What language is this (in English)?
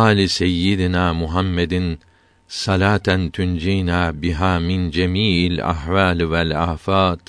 Turkish